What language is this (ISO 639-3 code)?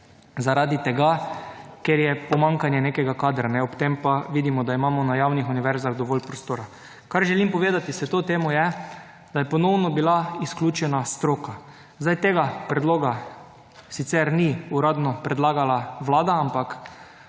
slv